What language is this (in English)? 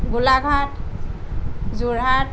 Assamese